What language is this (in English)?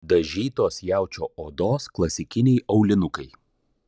Lithuanian